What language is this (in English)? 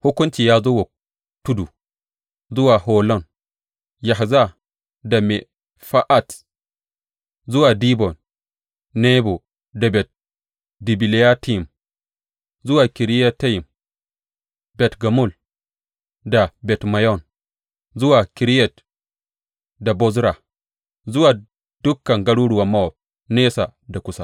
Hausa